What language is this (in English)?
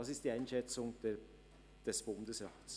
Swiss German